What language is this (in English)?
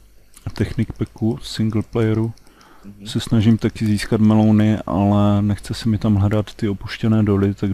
Czech